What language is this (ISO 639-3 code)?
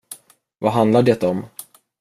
swe